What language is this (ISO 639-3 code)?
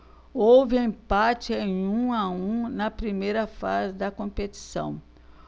por